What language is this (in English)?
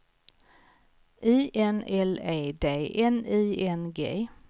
Swedish